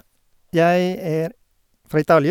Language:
Norwegian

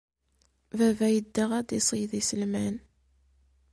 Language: Kabyle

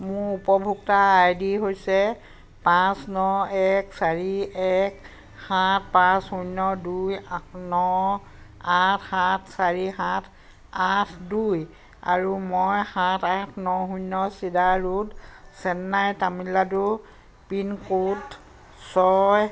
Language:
Assamese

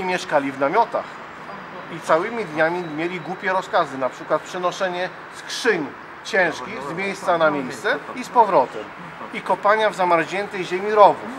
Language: Polish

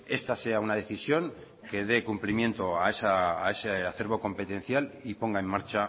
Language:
Spanish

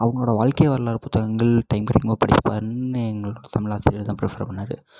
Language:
Tamil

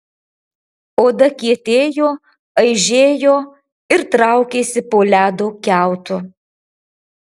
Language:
Lithuanian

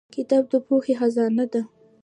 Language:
Pashto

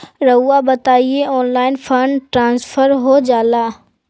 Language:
Magahi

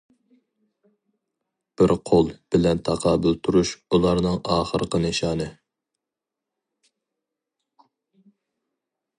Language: Uyghur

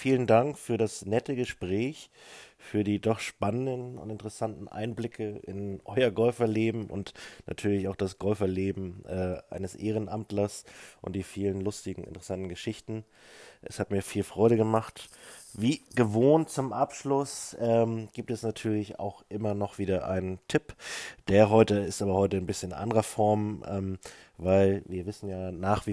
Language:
German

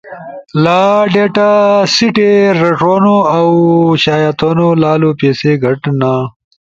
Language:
Ushojo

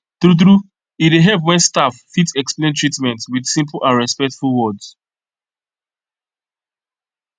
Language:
Nigerian Pidgin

